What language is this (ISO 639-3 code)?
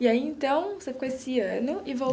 por